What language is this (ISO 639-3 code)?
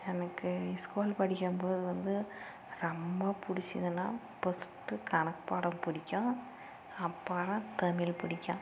tam